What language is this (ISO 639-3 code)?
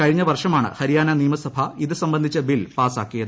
mal